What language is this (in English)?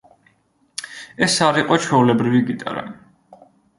Georgian